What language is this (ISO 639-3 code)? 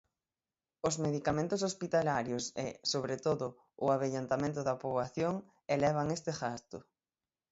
glg